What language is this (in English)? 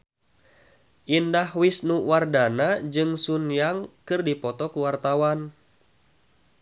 Sundanese